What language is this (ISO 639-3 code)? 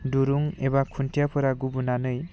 brx